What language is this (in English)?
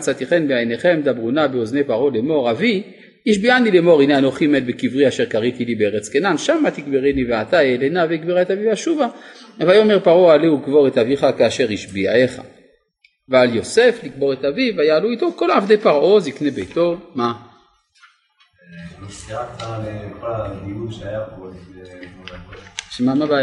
Hebrew